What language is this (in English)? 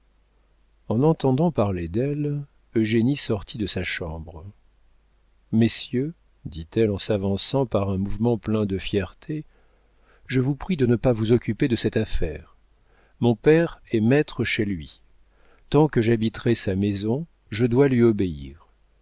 French